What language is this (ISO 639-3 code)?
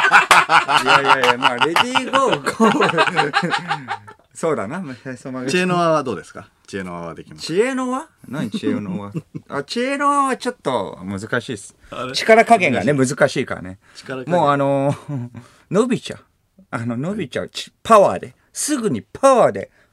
jpn